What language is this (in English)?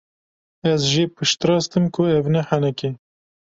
Kurdish